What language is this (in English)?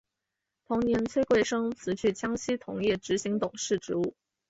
Chinese